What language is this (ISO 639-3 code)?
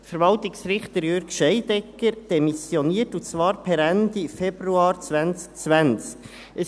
gsw